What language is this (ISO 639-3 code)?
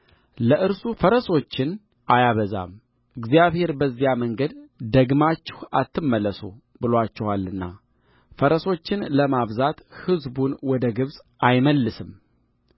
amh